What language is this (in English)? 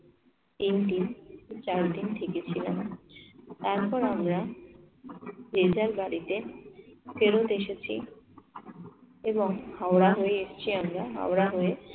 Bangla